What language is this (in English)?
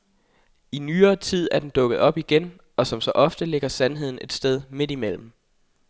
Danish